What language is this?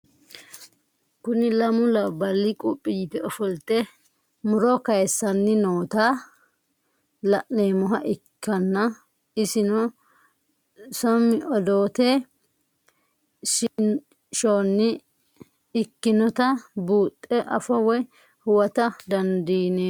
Sidamo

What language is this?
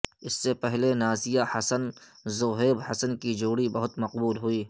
Urdu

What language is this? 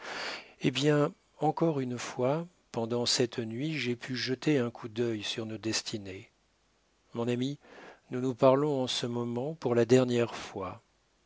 French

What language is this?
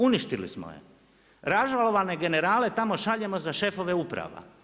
Croatian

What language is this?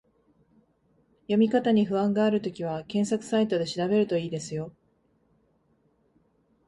Japanese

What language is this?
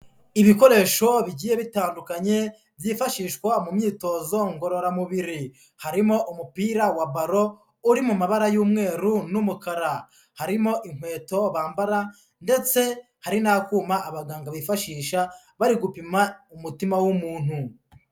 Kinyarwanda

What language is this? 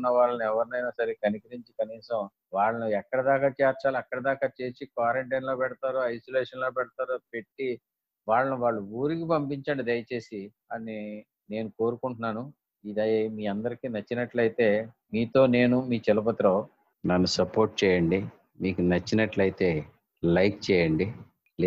Telugu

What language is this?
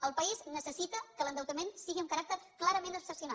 Catalan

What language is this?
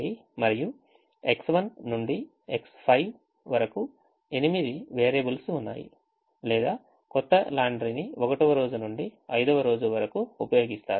Telugu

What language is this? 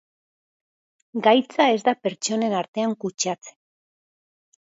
Basque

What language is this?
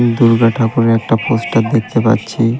Bangla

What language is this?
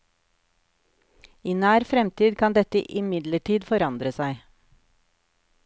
Norwegian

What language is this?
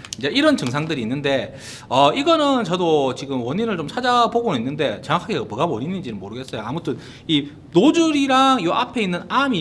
Korean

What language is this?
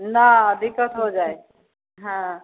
Maithili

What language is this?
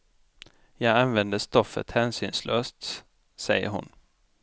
Swedish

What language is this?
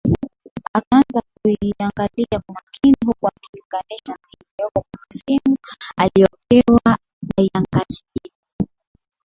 Swahili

